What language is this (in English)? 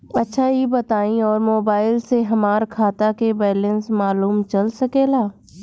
Bhojpuri